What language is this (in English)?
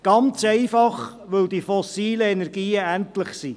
Swiss German